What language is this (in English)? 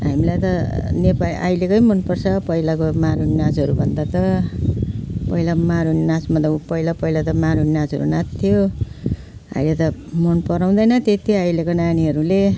Nepali